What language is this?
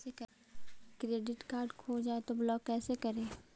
Magahi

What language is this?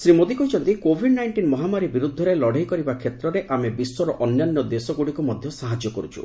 Odia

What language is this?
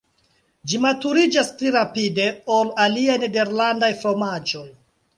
Esperanto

